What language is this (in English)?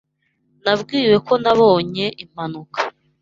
Kinyarwanda